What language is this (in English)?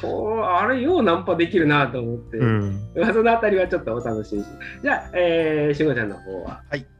Japanese